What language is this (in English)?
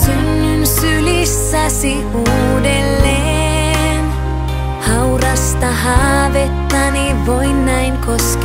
Finnish